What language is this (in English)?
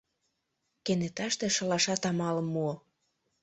Mari